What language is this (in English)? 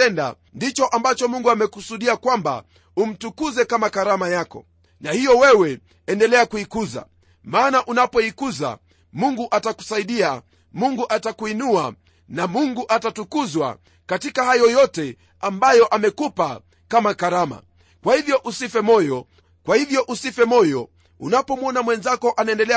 Swahili